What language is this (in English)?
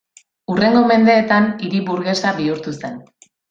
Basque